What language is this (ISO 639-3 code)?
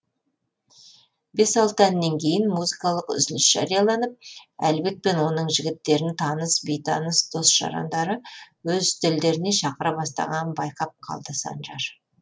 kaz